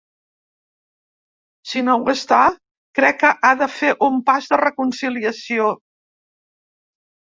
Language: Catalan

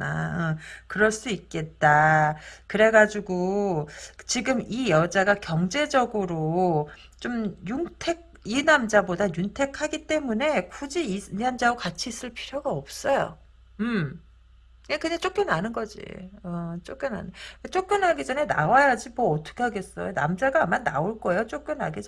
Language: Korean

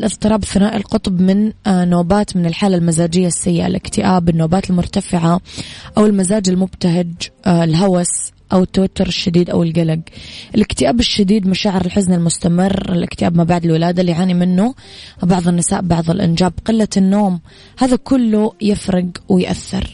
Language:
Arabic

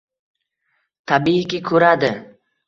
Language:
Uzbek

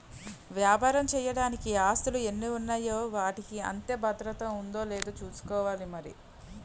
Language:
Telugu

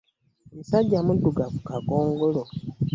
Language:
Ganda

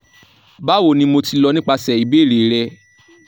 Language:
Yoruba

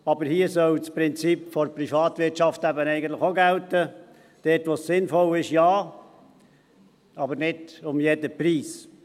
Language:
Swiss German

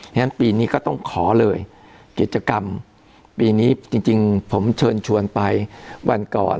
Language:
Thai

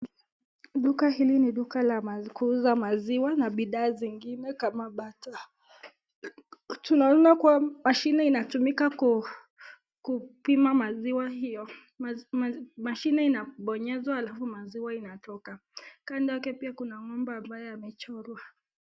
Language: Swahili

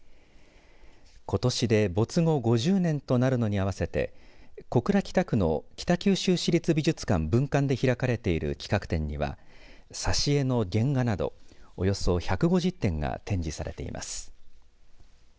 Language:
Japanese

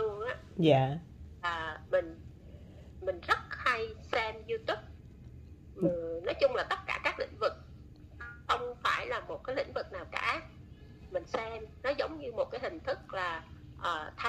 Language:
Vietnamese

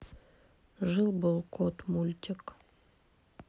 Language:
Russian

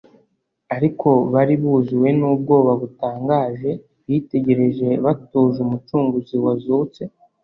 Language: Kinyarwanda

